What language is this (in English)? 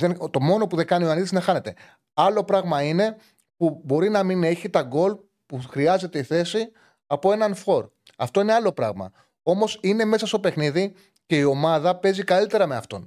Greek